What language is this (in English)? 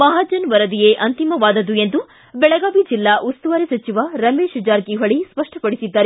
Kannada